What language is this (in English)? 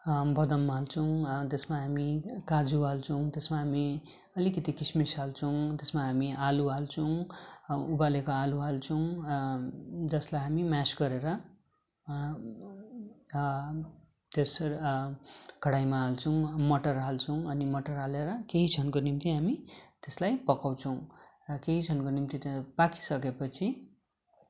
Nepali